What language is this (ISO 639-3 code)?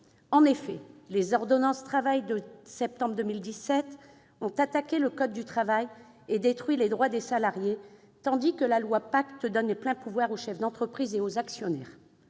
fra